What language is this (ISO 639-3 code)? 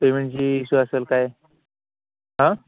mar